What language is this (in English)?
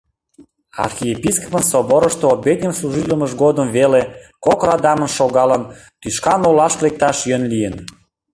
Mari